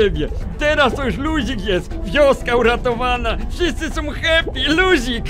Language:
Polish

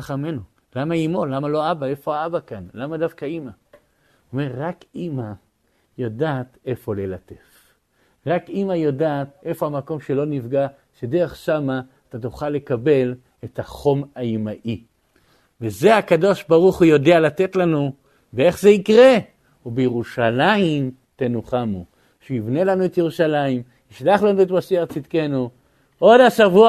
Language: Hebrew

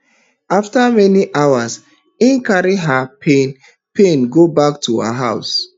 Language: Nigerian Pidgin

